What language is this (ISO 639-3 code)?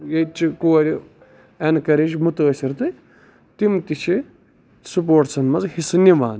kas